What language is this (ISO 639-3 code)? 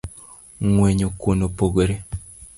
luo